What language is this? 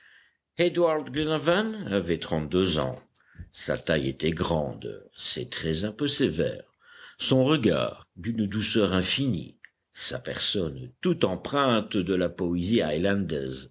French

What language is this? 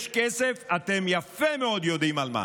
Hebrew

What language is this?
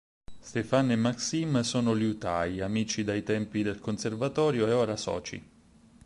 Italian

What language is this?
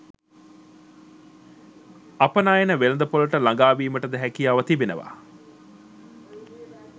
Sinhala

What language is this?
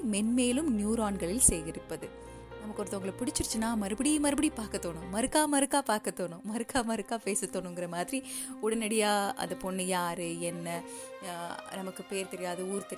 Tamil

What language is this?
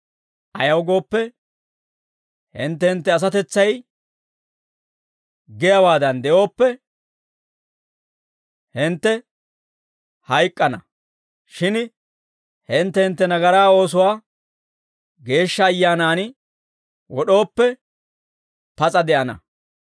Dawro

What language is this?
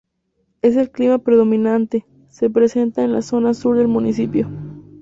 Spanish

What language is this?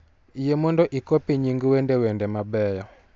Luo (Kenya and Tanzania)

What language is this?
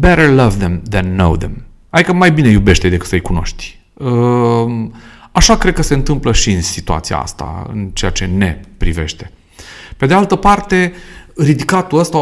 Romanian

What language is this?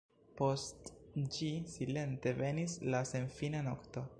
Esperanto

